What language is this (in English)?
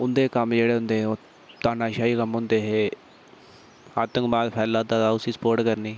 Dogri